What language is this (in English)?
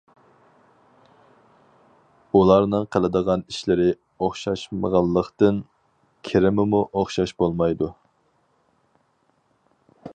Uyghur